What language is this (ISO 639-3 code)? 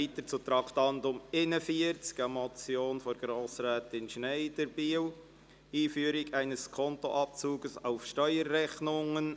gsw